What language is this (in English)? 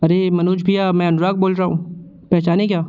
Hindi